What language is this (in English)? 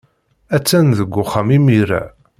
Kabyle